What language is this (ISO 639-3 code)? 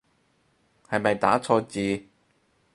yue